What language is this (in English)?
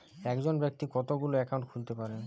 Bangla